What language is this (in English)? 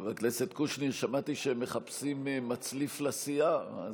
Hebrew